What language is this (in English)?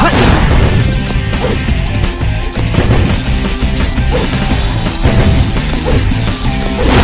Korean